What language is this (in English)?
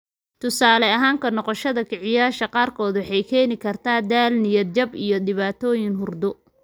Somali